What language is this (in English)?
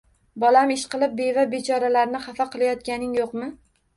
Uzbek